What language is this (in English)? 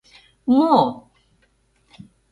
Mari